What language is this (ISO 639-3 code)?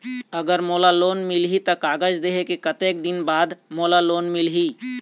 hne